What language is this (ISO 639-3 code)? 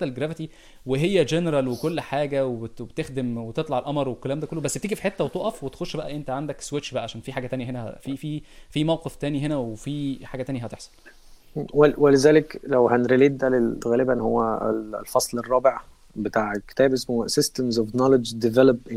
ara